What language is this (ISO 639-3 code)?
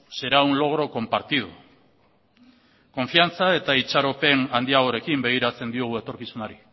eus